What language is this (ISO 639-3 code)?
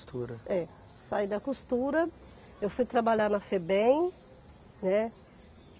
por